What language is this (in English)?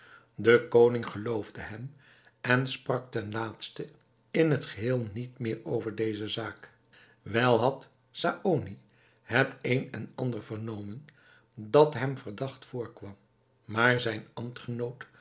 Dutch